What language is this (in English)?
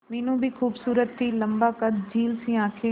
Hindi